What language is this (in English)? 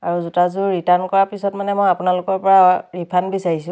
Assamese